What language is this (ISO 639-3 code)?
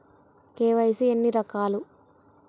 tel